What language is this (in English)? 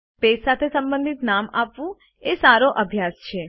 Gujarati